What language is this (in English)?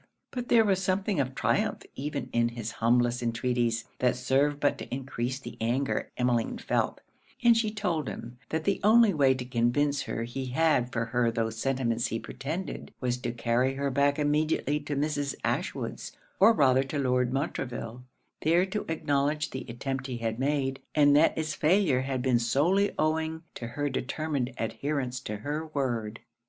English